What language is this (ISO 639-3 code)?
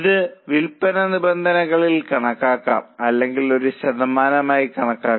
mal